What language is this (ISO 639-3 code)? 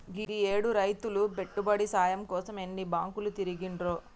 tel